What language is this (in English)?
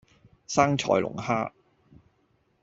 Cantonese